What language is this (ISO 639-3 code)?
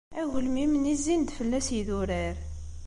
kab